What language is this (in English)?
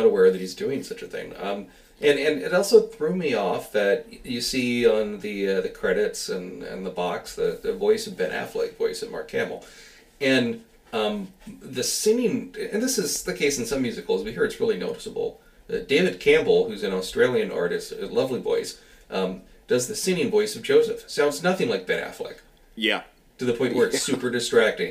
English